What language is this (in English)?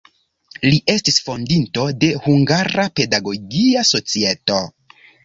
Esperanto